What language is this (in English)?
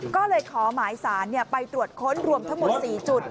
Thai